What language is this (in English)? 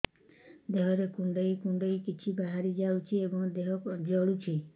Odia